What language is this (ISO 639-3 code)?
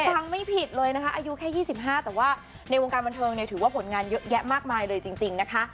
tha